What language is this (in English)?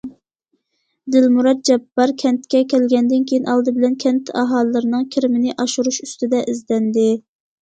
Uyghur